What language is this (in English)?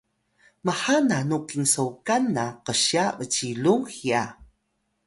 Atayal